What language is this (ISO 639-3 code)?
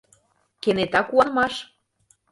chm